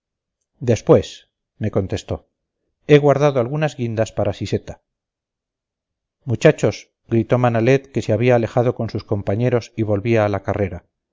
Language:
Spanish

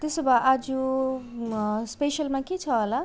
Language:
Nepali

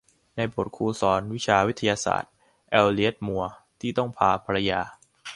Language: Thai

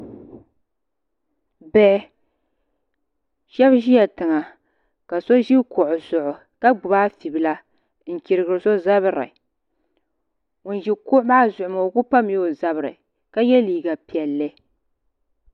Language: Dagbani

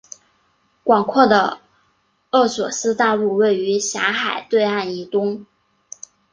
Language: Chinese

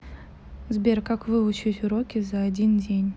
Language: Russian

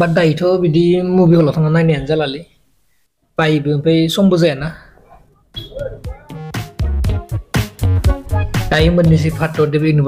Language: Vietnamese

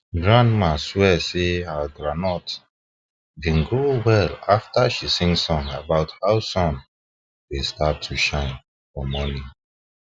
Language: Nigerian Pidgin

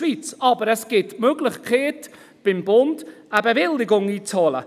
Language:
Swiss German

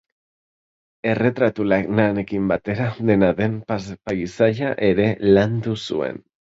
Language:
Basque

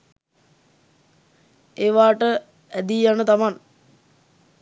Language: Sinhala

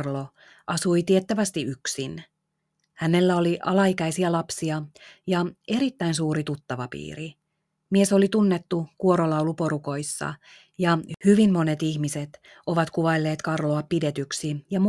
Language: Finnish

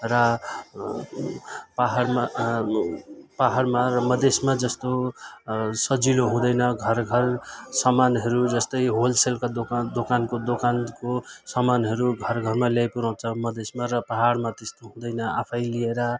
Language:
Nepali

